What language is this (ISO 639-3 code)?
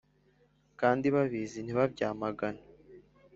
kin